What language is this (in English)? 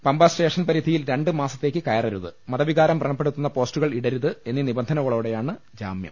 Malayalam